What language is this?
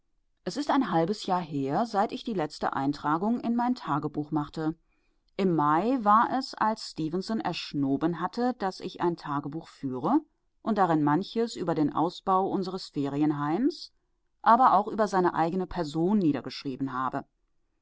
German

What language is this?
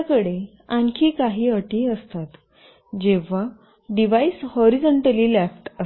Marathi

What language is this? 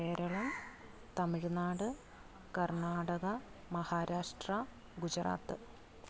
Malayalam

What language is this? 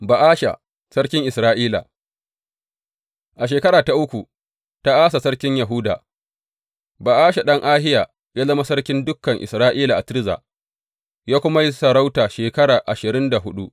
Hausa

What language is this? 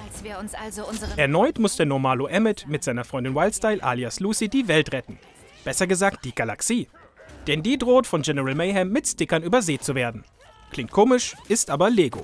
German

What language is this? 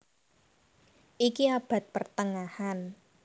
Javanese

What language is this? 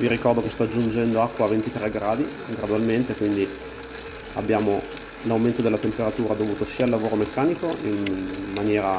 Italian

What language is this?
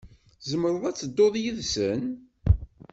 Kabyle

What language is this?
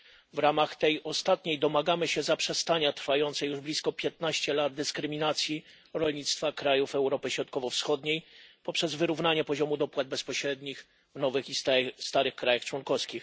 Polish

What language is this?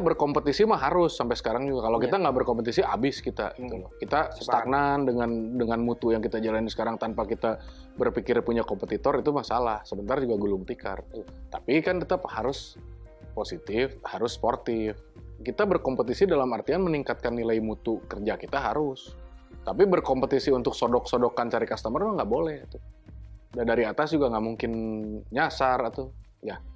Indonesian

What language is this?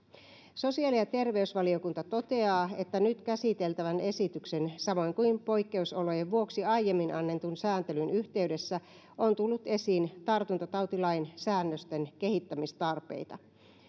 Finnish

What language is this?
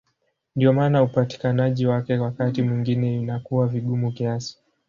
Swahili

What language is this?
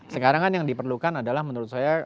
Indonesian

